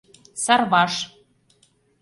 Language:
Mari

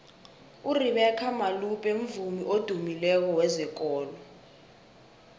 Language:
South Ndebele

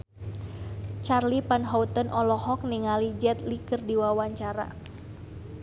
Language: Sundanese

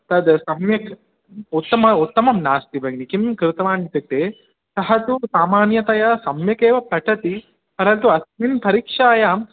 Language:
Sanskrit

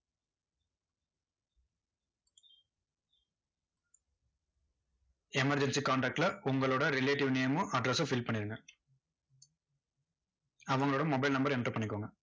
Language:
Tamil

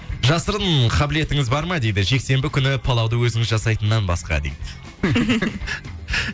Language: Kazakh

